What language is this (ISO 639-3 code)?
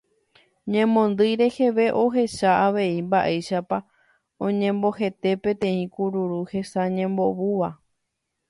grn